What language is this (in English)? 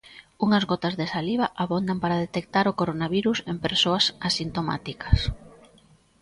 Galician